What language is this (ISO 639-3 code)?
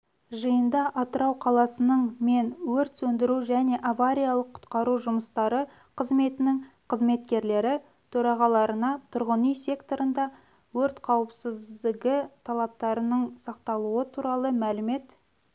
kaz